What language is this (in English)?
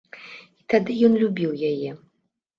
Belarusian